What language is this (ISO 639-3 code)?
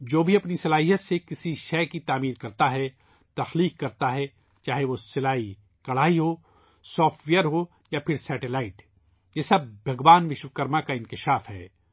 urd